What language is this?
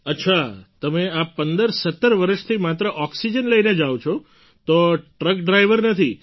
Gujarati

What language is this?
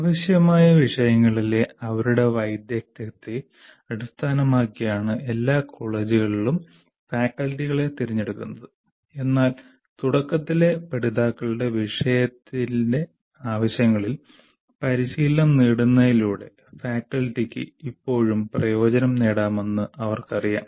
Malayalam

